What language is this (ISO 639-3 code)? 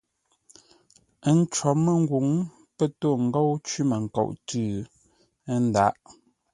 nla